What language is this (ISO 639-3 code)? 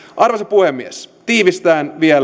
fin